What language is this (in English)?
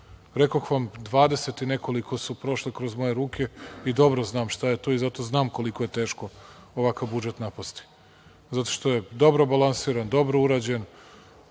Serbian